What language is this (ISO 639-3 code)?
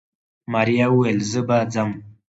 pus